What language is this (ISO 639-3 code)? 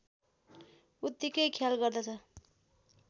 nep